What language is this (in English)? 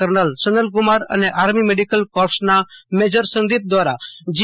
Gujarati